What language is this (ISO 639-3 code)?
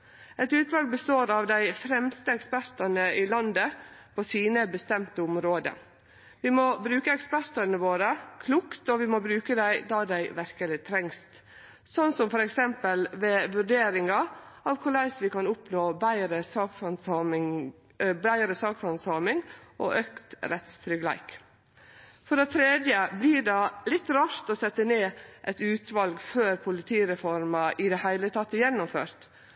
nno